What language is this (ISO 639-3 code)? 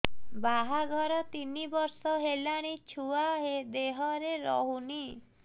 ori